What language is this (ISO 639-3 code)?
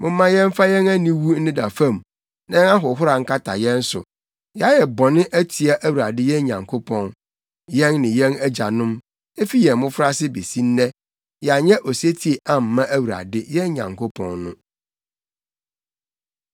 aka